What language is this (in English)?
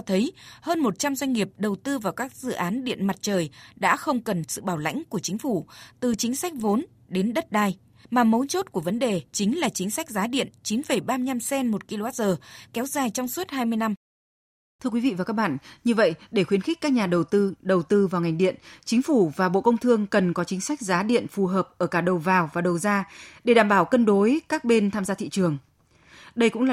Vietnamese